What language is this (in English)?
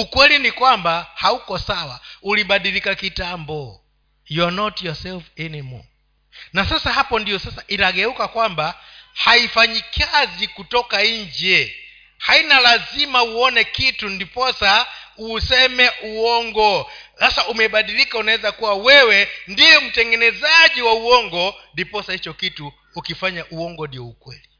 Swahili